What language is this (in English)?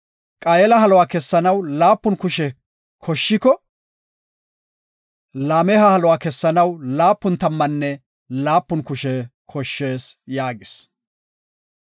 Gofa